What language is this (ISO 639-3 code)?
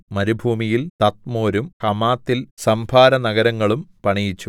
mal